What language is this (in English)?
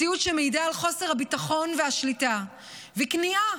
Hebrew